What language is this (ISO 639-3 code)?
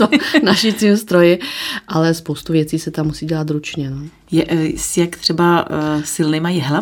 ces